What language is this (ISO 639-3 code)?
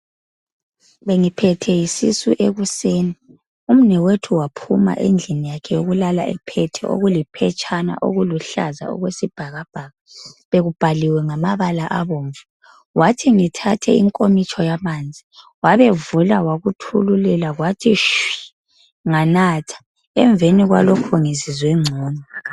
nde